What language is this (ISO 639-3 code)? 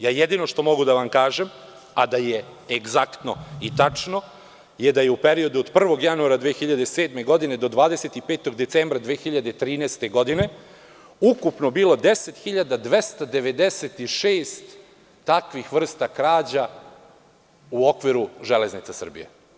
srp